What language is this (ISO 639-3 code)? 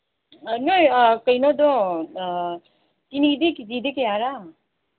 mni